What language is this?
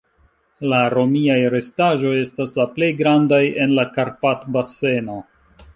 Esperanto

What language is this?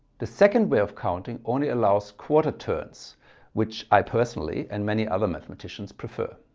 English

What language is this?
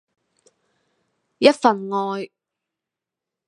Cantonese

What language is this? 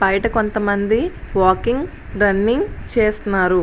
Telugu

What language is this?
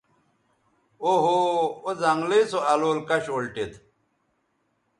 Bateri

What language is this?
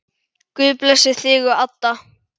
Icelandic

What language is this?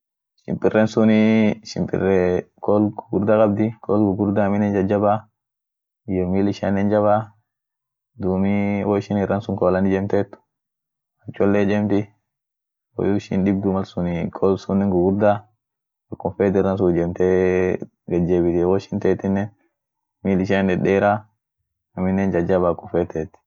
Orma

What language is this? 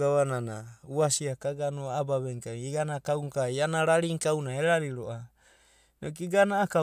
Abadi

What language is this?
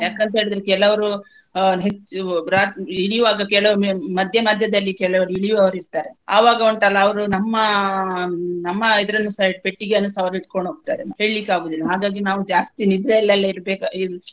Kannada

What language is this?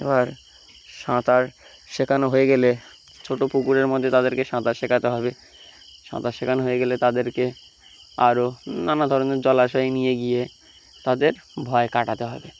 Bangla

